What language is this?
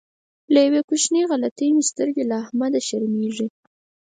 Pashto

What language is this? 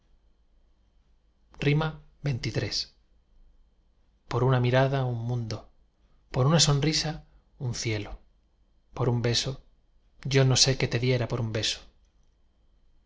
Spanish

